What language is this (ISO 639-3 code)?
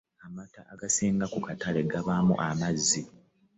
lug